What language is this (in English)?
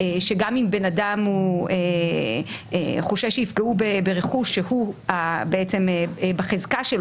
Hebrew